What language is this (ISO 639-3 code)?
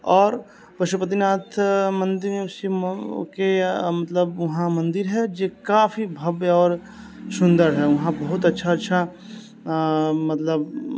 mai